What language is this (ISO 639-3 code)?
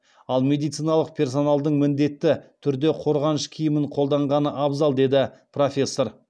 kaz